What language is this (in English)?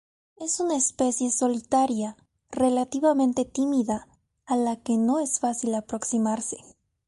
Spanish